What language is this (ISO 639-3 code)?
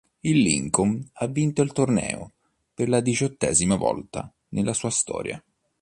ita